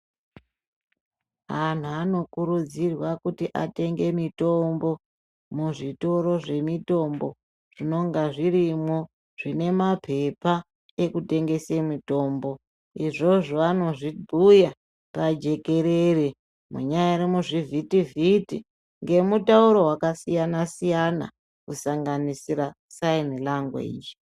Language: Ndau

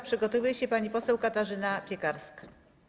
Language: Polish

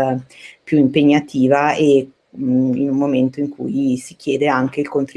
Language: Italian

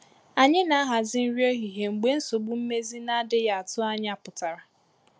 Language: Igbo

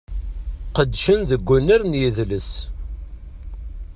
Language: Kabyle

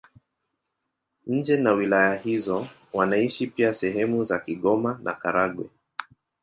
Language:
Swahili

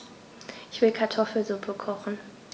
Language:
German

